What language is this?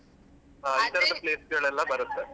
Kannada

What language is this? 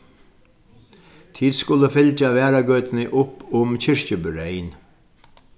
Faroese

